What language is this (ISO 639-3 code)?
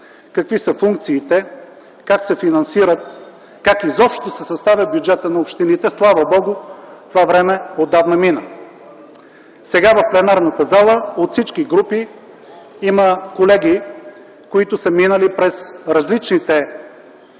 bul